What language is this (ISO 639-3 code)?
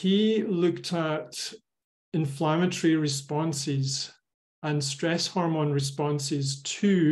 eng